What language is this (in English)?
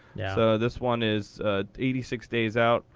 English